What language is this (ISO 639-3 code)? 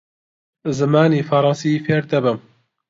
ckb